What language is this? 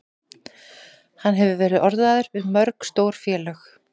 Icelandic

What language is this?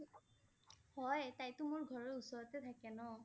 Assamese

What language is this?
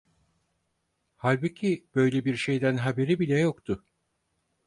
Turkish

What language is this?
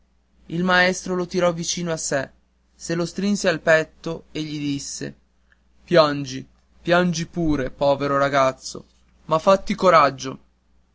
Italian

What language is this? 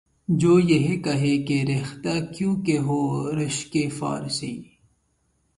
Urdu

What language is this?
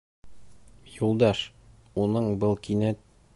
Bashkir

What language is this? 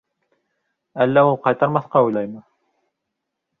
Bashkir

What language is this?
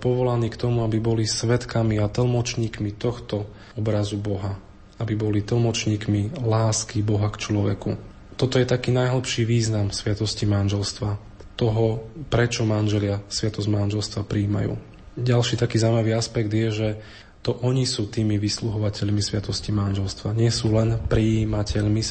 Slovak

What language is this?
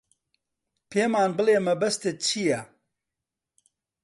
Central Kurdish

